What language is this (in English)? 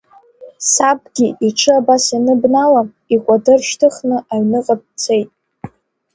Abkhazian